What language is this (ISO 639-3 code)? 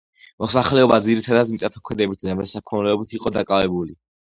kat